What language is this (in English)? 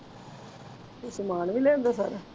Punjabi